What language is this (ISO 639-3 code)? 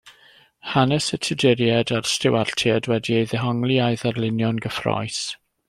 cym